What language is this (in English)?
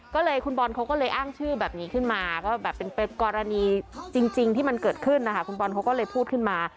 Thai